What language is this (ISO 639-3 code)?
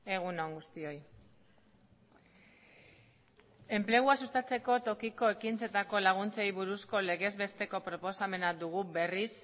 eus